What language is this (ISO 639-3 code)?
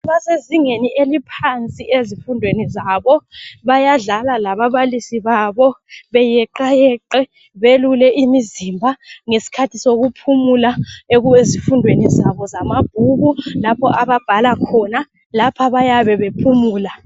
nde